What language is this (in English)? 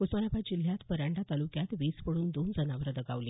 Marathi